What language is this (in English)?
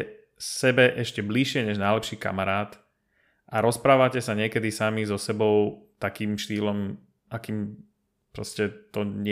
Slovak